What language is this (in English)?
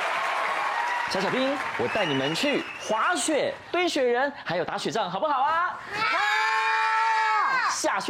Chinese